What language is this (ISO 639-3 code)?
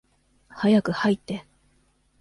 jpn